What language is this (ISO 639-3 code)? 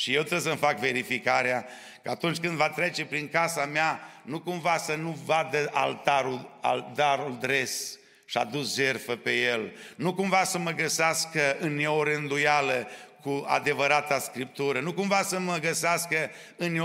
ron